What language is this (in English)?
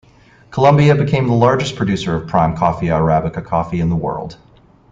English